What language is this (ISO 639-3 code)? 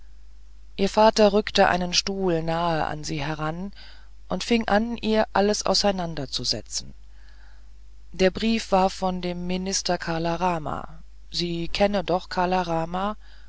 deu